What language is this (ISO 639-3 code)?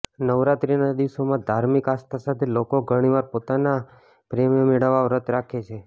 guj